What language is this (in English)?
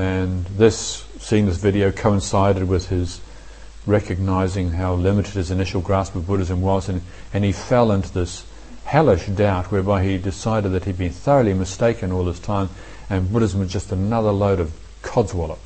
English